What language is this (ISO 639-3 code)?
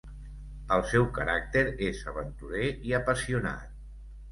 cat